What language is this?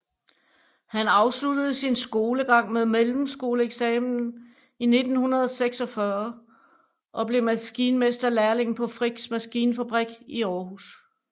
Danish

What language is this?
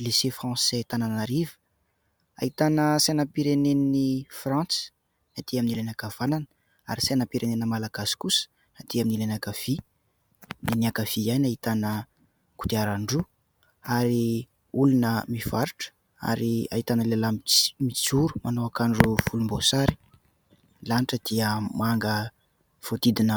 Malagasy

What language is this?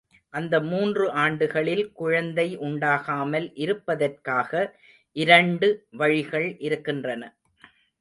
Tamil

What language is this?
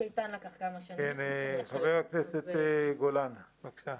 Hebrew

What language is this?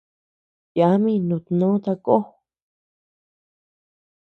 Tepeuxila Cuicatec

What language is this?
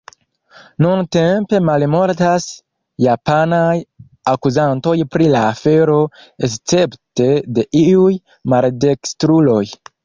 Esperanto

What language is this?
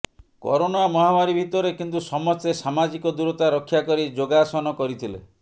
Odia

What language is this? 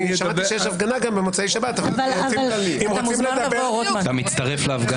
Hebrew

